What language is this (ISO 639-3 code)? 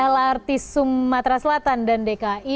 ind